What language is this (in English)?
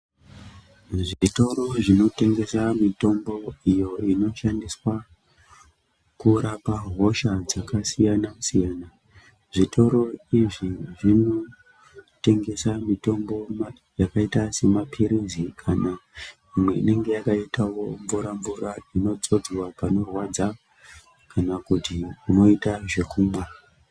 Ndau